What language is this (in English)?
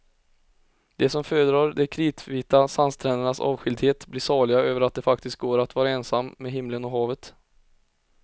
Swedish